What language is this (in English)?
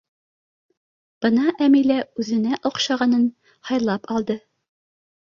Bashkir